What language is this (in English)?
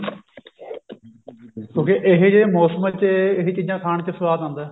Punjabi